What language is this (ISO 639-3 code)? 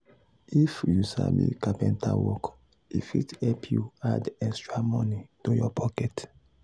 pcm